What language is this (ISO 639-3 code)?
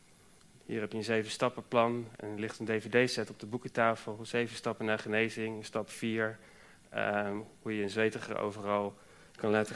nld